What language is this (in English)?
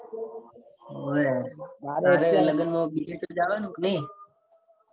Gujarati